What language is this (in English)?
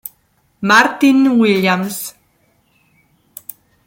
Italian